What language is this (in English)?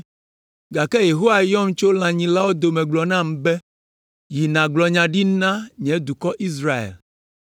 Ewe